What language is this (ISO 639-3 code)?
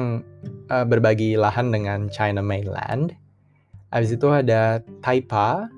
ind